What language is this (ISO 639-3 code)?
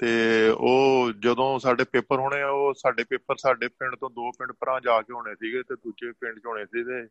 pan